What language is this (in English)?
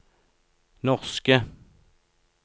Norwegian